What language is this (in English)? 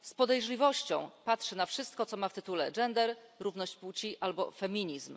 Polish